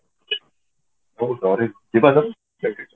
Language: Odia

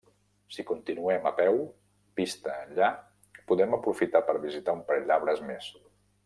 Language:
Catalan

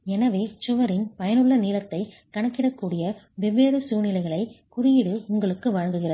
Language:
Tamil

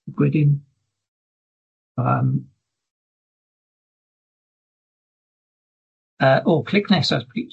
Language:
Welsh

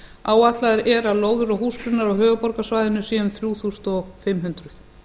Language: Icelandic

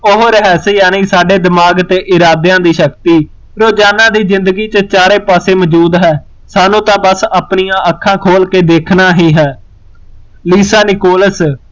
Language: Punjabi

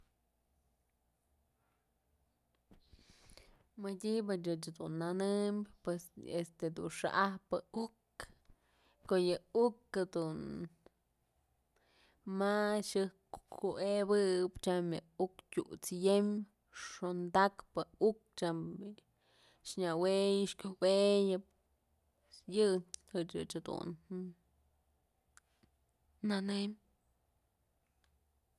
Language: Mazatlán Mixe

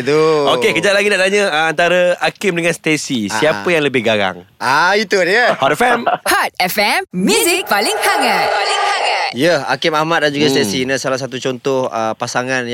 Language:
Malay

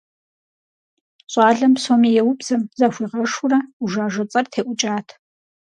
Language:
Kabardian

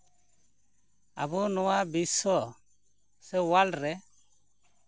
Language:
Santali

